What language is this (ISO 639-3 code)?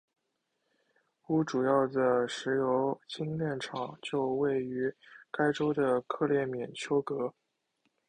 zho